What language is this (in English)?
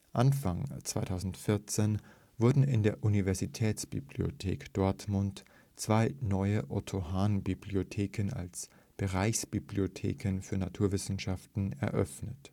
German